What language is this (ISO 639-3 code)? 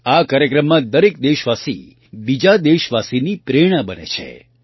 guj